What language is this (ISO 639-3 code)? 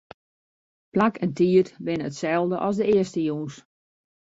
fry